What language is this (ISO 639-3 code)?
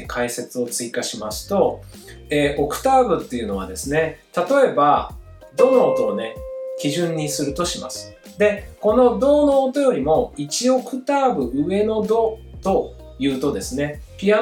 jpn